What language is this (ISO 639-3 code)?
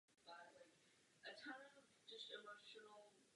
ces